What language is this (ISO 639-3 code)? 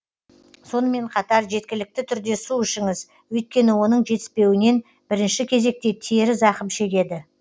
kaz